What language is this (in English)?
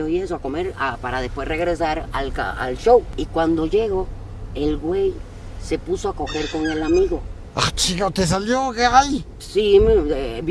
Spanish